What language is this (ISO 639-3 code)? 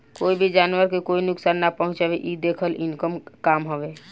bho